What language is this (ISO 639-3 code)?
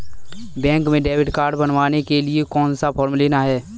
hin